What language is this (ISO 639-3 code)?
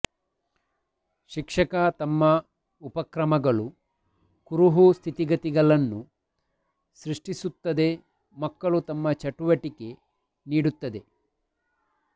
kan